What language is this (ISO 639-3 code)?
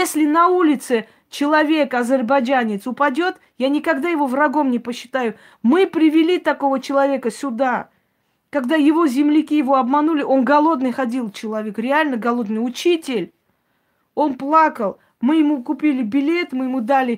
rus